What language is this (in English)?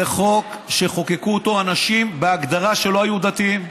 Hebrew